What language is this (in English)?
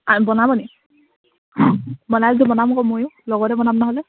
Assamese